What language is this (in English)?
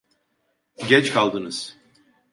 Turkish